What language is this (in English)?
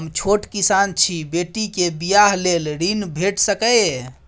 Maithili